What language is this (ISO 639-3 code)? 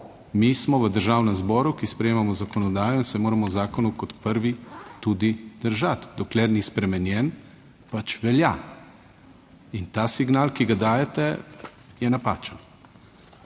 slv